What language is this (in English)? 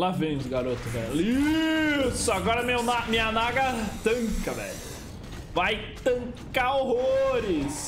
Portuguese